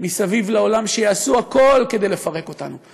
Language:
Hebrew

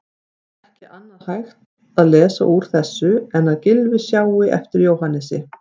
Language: Icelandic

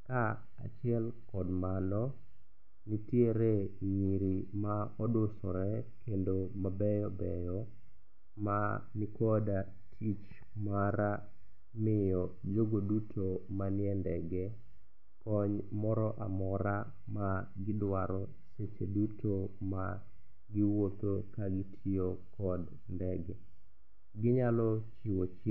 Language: Luo (Kenya and Tanzania)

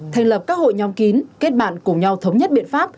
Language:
Vietnamese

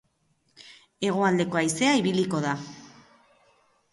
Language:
Basque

